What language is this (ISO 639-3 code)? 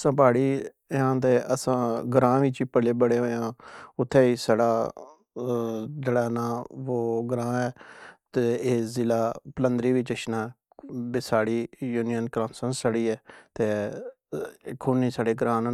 phr